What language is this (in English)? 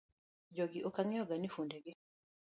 Luo (Kenya and Tanzania)